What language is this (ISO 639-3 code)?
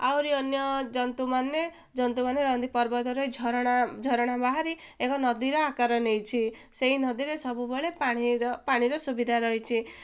ori